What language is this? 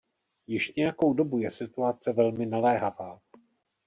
Czech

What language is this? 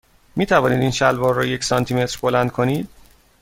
Persian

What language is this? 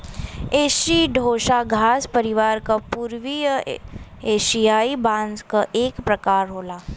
Bhojpuri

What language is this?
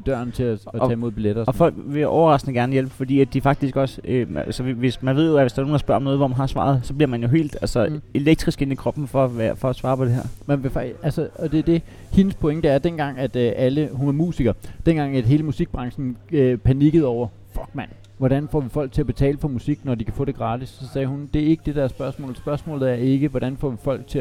Danish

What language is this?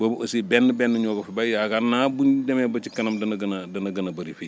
Wolof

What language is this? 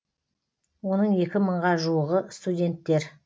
Kazakh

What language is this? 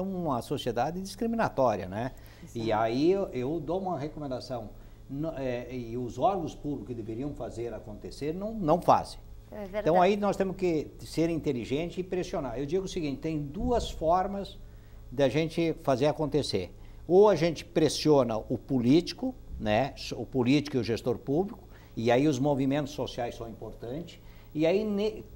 Portuguese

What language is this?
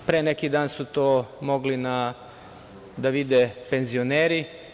Serbian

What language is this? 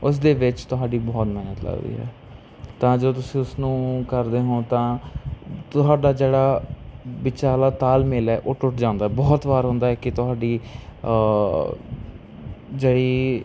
Punjabi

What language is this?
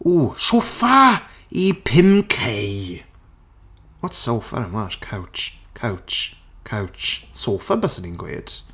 Welsh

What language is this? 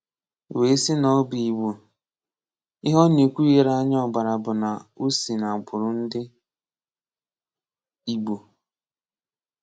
Igbo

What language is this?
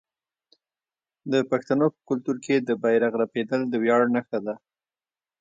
Pashto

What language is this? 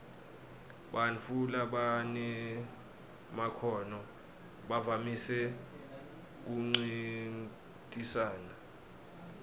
Swati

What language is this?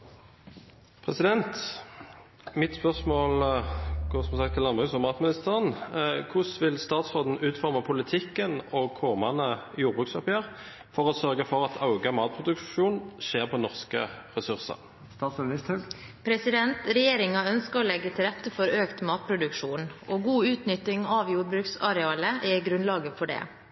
Norwegian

